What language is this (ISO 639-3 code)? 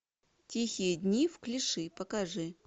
rus